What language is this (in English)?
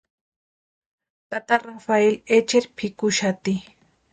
Western Highland Purepecha